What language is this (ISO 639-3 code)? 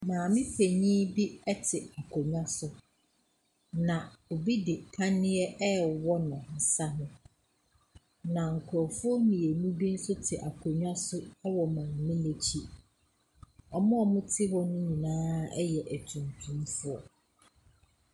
aka